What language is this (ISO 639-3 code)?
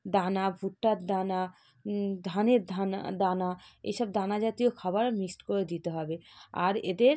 ben